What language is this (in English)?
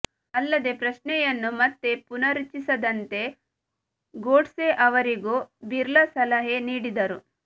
Kannada